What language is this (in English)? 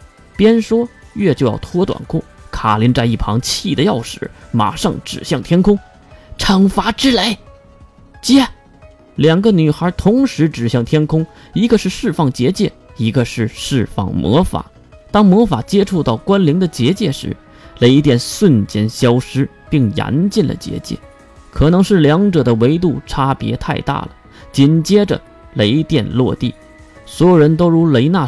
Chinese